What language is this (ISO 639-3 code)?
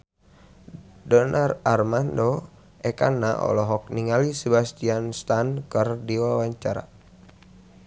sun